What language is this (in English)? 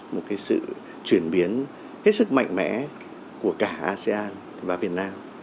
Vietnamese